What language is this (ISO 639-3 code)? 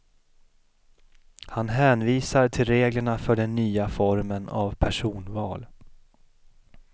swe